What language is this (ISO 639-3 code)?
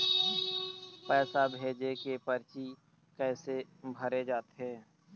hne